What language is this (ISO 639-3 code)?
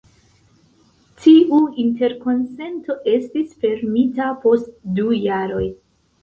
epo